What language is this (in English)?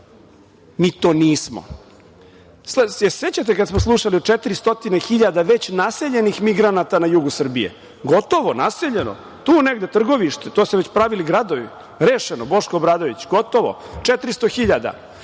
Serbian